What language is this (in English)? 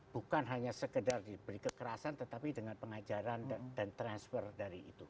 Indonesian